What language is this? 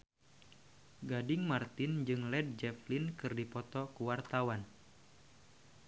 Sundanese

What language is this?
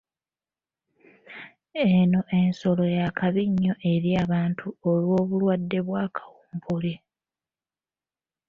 Ganda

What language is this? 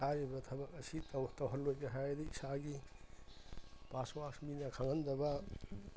Manipuri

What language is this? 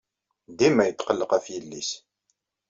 Kabyle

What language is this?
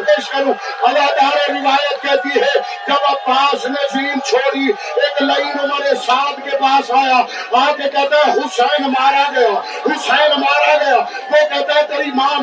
Urdu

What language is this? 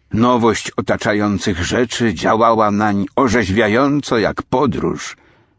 Polish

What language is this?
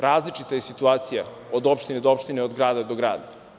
Serbian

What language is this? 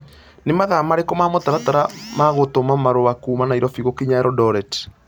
Kikuyu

